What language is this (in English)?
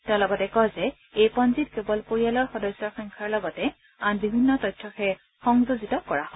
Assamese